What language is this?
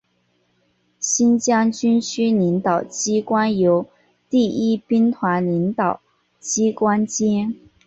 Chinese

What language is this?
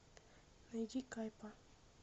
Russian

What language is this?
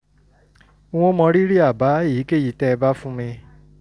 Yoruba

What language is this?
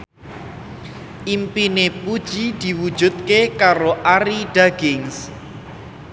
Javanese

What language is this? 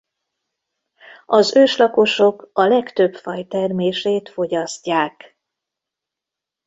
Hungarian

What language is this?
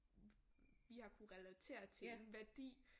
Danish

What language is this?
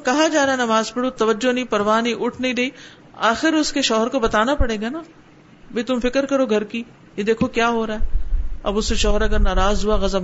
Urdu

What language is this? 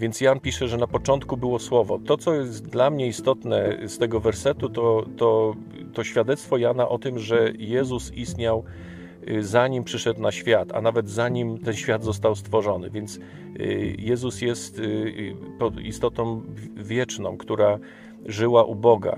Polish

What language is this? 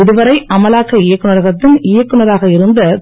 Tamil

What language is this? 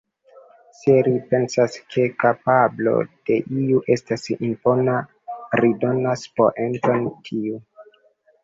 Esperanto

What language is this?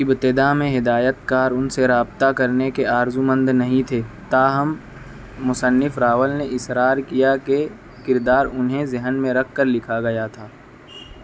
Urdu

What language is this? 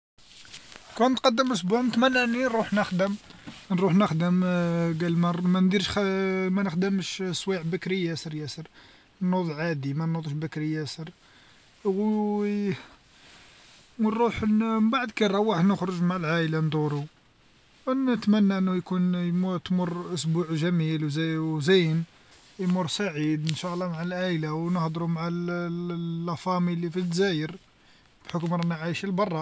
Algerian Arabic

